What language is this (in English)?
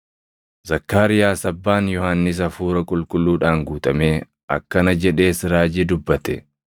Oromo